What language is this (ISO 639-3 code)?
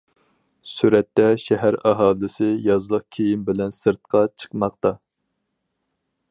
uig